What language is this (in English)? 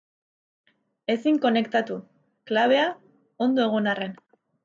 Basque